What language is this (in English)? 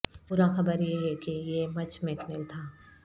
Urdu